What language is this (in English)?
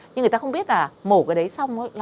Vietnamese